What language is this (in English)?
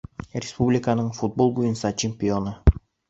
Bashkir